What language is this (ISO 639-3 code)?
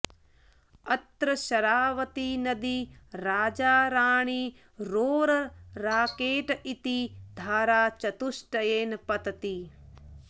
san